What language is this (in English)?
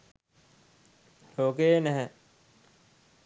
Sinhala